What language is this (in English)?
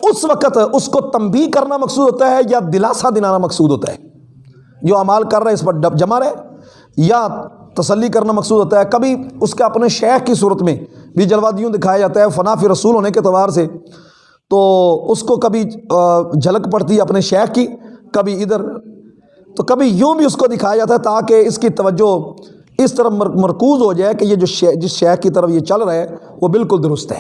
Urdu